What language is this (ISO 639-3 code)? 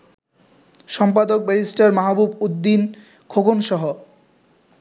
ben